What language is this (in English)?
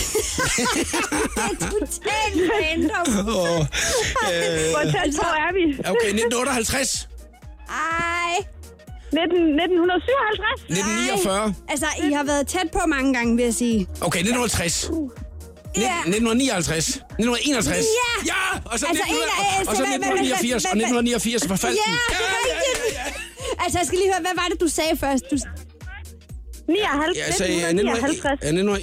Danish